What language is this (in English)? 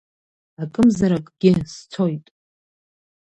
Abkhazian